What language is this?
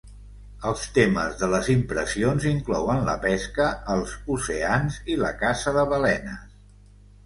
Catalan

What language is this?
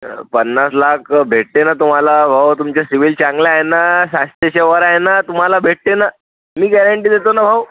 Marathi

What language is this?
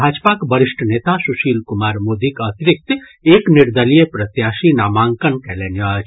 Maithili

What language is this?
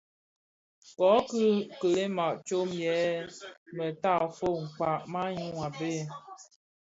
Bafia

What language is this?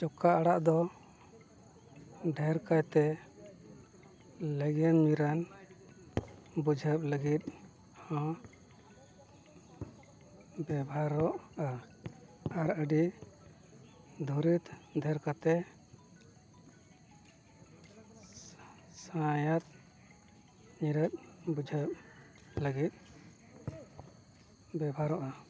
Santali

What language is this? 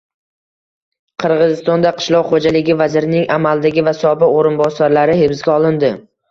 Uzbek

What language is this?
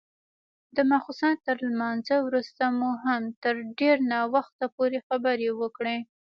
Pashto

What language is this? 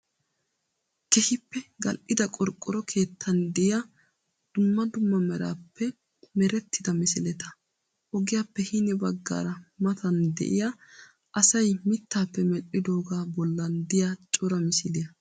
Wolaytta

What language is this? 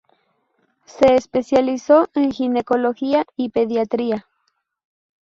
Spanish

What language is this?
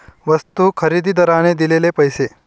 Marathi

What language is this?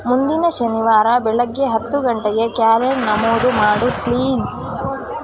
Kannada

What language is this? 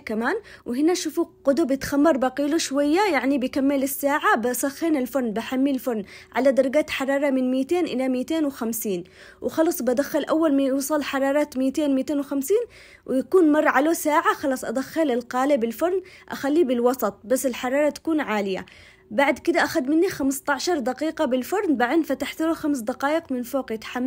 Arabic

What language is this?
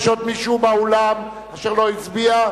Hebrew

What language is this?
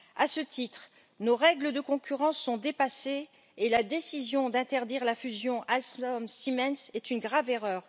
French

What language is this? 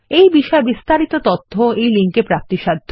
Bangla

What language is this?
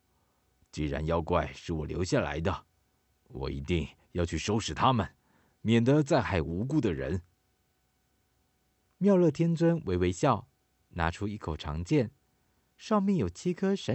Chinese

